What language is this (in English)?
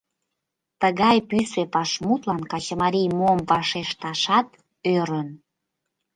Mari